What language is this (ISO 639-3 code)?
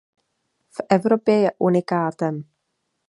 ces